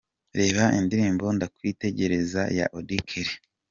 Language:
Kinyarwanda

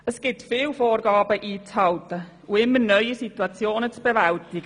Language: Swiss German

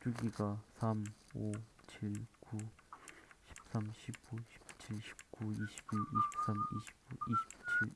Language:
Korean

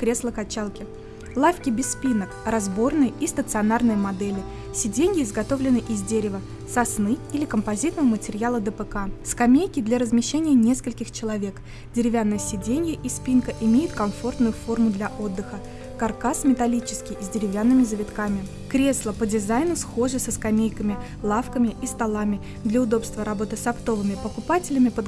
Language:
Russian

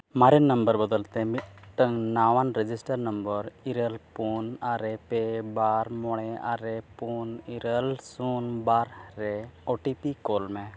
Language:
Santali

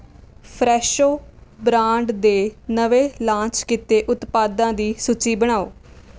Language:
Punjabi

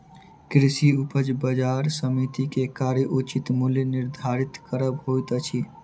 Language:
Maithili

